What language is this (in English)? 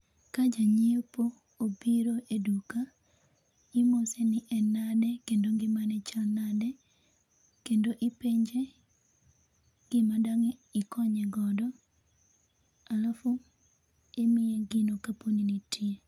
Luo (Kenya and Tanzania)